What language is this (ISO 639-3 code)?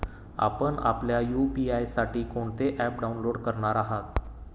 mar